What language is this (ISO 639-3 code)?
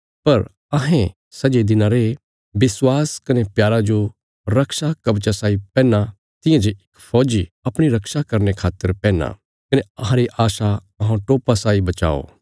kfs